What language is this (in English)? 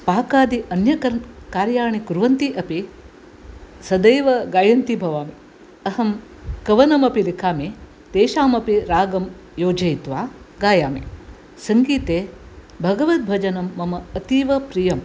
Sanskrit